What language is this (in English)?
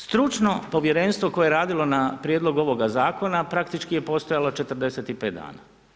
Croatian